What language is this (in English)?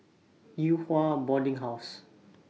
English